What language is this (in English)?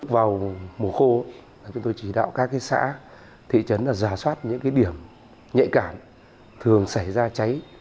Vietnamese